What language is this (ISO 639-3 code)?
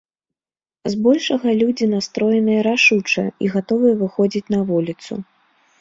bel